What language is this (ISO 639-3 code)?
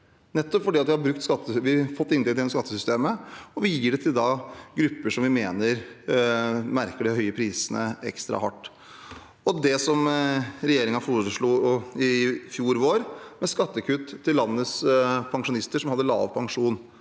nor